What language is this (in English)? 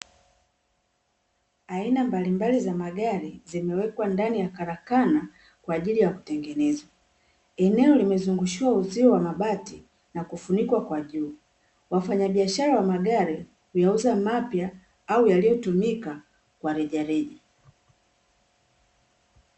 Swahili